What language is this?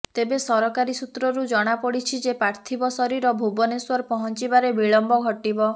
Odia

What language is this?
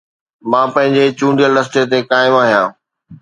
Sindhi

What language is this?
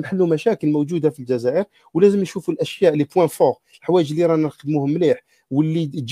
Arabic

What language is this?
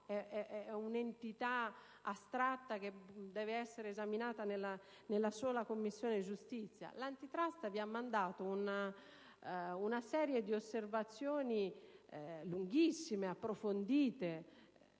Italian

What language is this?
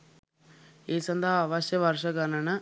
Sinhala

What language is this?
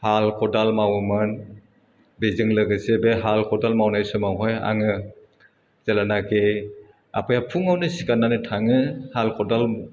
Bodo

